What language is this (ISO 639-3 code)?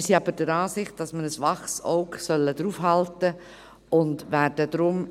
gsw